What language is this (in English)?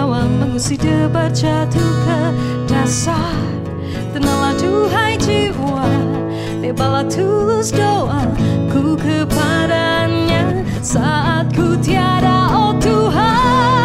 Malay